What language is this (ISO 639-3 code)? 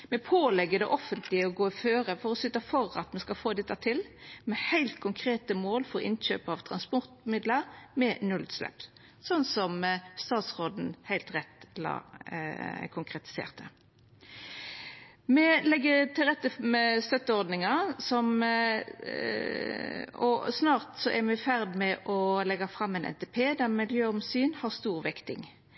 nno